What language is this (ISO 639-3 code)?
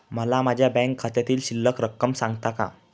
mar